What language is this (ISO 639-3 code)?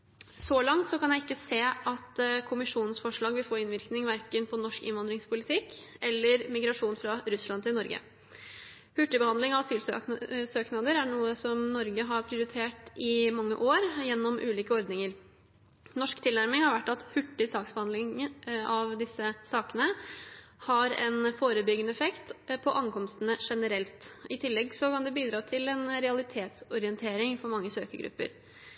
nob